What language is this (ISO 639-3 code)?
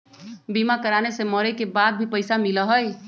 mag